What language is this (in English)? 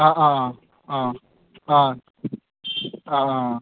Bodo